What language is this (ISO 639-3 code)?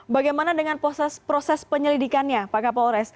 ind